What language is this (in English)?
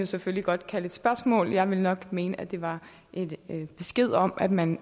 Danish